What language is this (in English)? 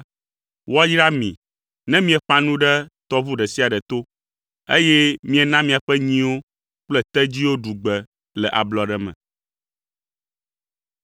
Ewe